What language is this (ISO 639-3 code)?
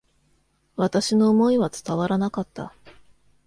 jpn